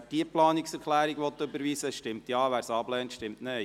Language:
Swiss German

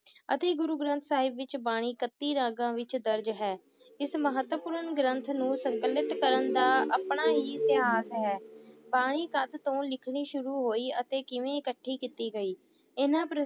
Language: Punjabi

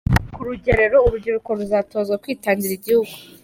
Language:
Kinyarwanda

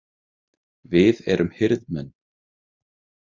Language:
Icelandic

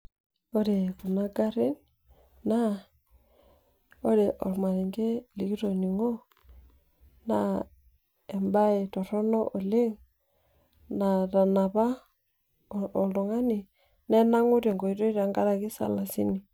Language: Masai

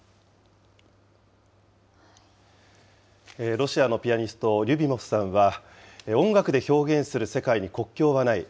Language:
Japanese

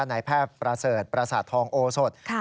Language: Thai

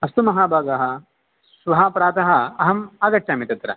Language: Sanskrit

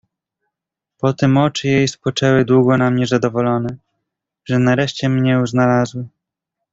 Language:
Polish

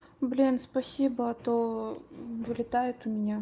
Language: Russian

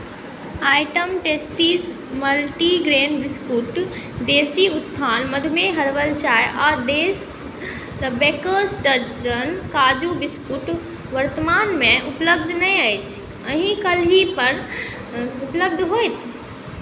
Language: Maithili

